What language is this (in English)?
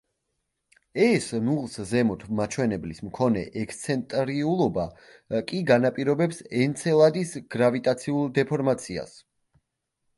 Georgian